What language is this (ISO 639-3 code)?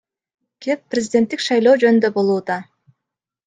kir